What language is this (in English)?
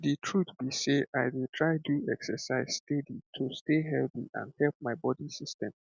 Nigerian Pidgin